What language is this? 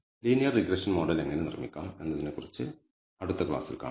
Malayalam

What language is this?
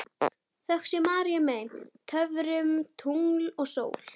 Icelandic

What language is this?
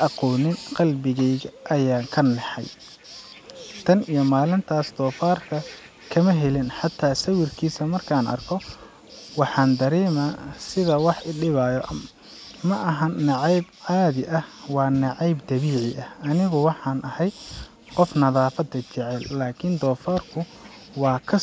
Somali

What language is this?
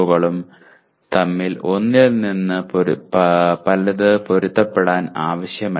Malayalam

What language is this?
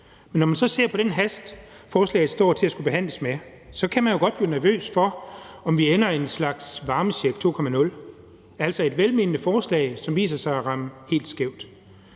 Danish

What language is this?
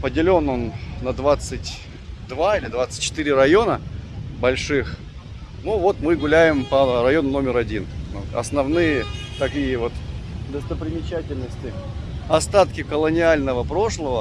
Russian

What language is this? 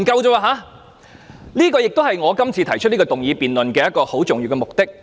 Cantonese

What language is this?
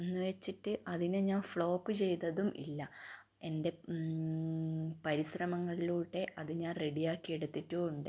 Malayalam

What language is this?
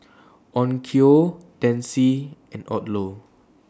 English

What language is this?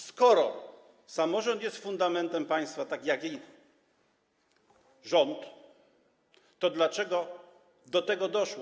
Polish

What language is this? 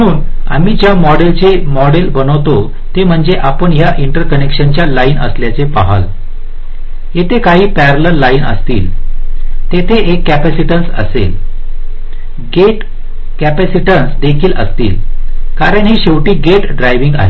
Marathi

